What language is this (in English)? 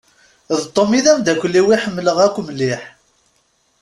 Kabyle